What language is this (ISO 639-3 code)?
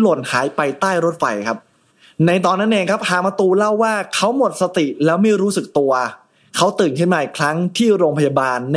tha